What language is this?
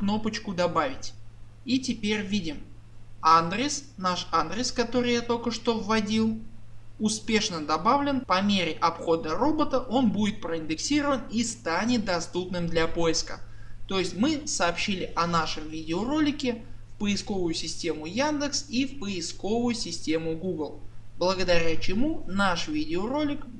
Russian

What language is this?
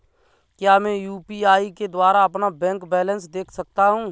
Hindi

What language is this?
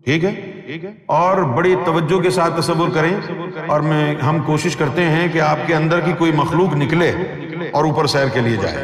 Urdu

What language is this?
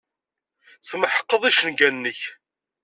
Kabyle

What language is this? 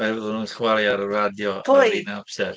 Welsh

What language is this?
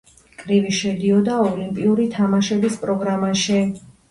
Georgian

